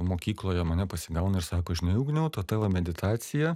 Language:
Lithuanian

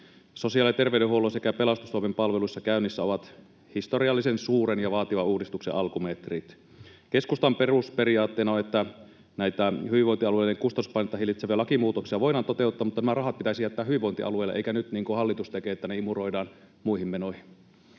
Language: Finnish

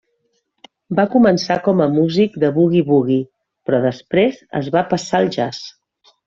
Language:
Catalan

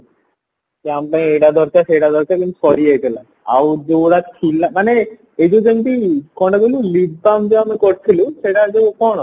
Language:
Odia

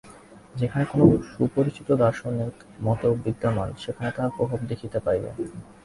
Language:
Bangla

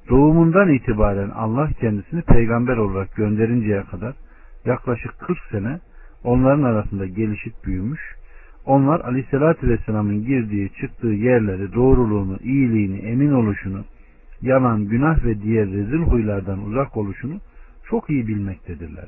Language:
Turkish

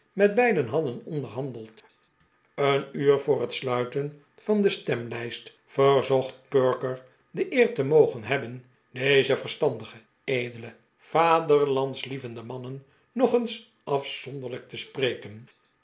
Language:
Dutch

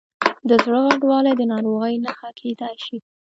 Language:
Pashto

